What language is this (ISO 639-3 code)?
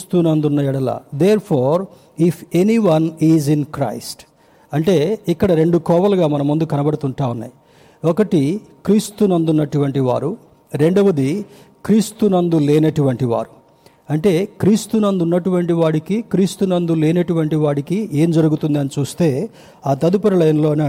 tel